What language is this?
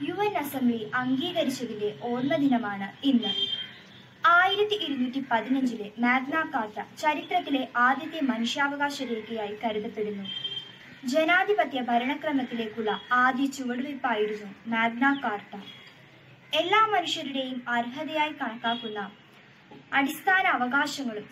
Hindi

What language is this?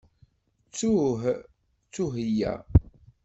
Kabyle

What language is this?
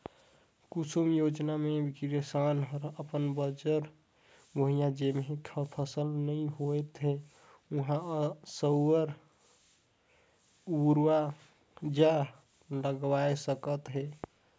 Chhattisgarhi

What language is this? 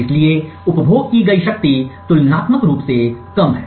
Hindi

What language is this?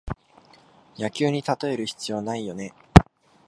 Japanese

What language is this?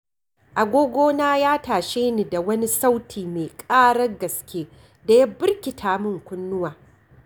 Hausa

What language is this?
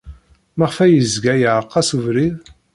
Kabyle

